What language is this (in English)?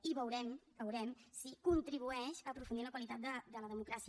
Catalan